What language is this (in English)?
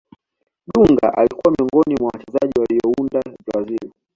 Swahili